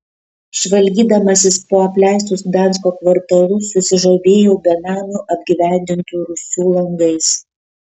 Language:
Lithuanian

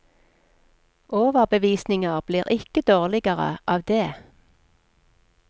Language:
Norwegian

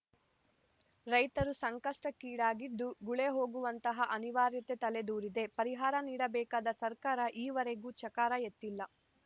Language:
Kannada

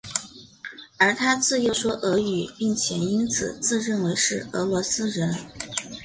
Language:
Chinese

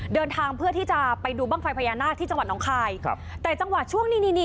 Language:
Thai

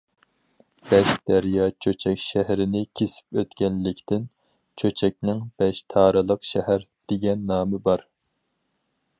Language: Uyghur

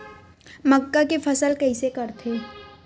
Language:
Chhattisgarhi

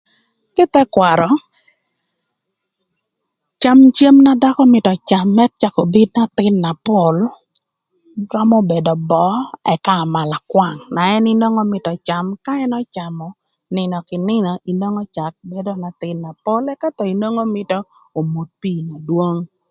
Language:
Thur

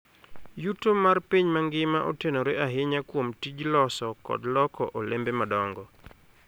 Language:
Luo (Kenya and Tanzania)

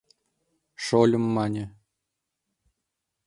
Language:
Mari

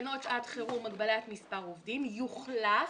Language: Hebrew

